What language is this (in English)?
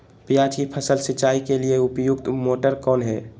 Magahi